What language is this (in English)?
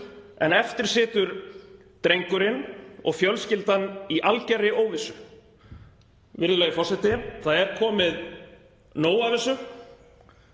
Icelandic